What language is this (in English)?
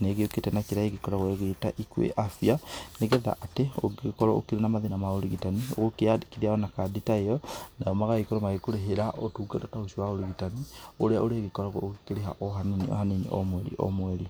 Kikuyu